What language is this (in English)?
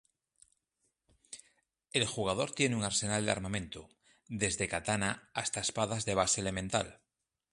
Spanish